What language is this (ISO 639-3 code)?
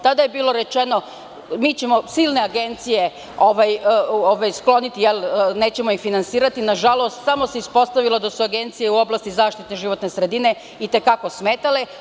srp